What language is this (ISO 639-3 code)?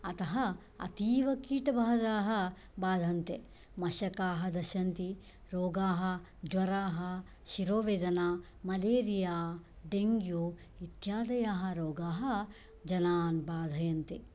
san